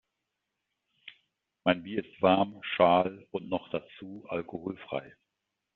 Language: German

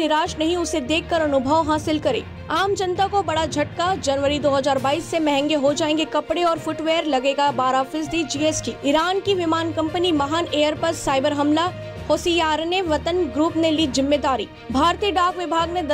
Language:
Hindi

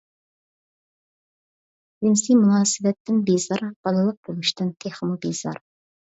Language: Uyghur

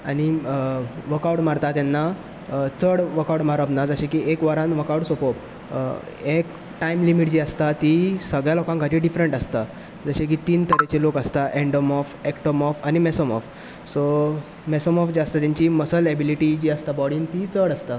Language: Konkani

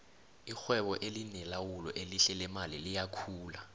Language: South Ndebele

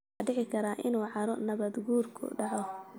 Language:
Somali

